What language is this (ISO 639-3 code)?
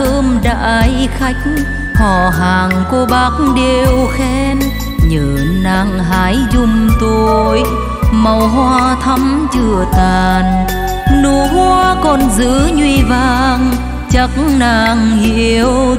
vie